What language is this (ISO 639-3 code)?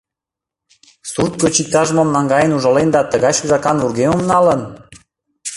chm